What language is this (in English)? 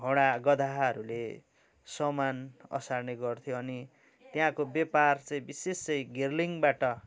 Nepali